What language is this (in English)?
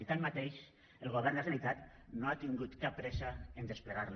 Catalan